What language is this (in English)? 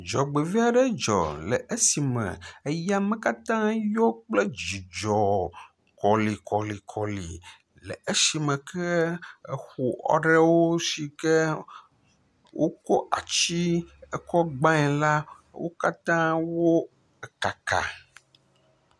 Ewe